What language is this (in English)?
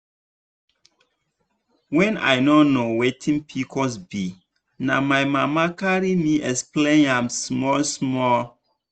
Nigerian Pidgin